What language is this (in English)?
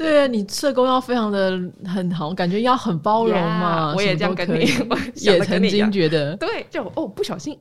Chinese